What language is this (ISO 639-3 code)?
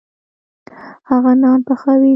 pus